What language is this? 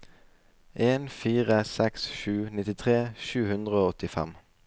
Norwegian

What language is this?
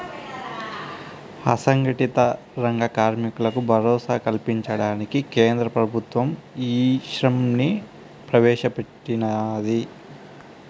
Telugu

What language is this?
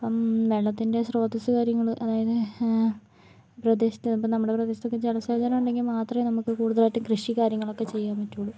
Malayalam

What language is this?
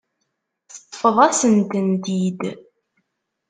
Kabyle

